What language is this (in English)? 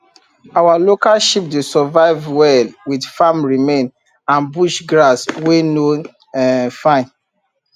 Nigerian Pidgin